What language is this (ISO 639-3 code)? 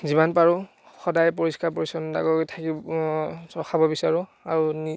asm